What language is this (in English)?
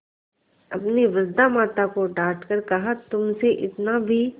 Hindi